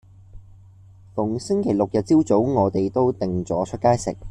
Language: Cantonese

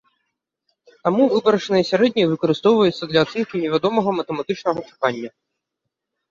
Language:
Belarusian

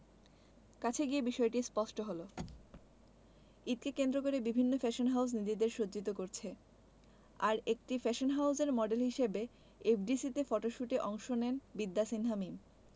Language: Bangla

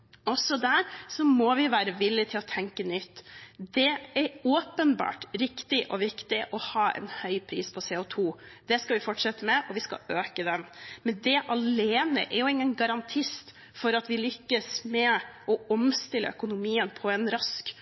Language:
Norwegian Bokmål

